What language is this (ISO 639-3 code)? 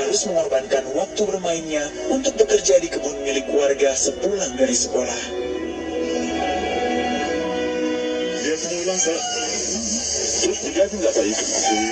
ind